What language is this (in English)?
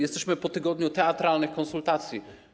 Polish